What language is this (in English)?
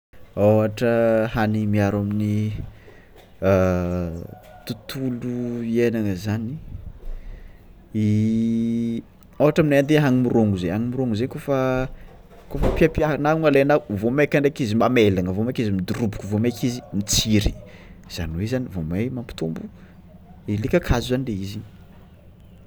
Tsimihety Malagasy